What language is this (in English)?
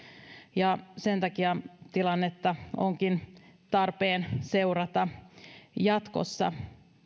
Finnish